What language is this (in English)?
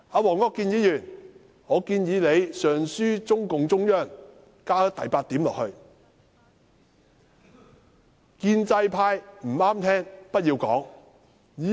Cantonese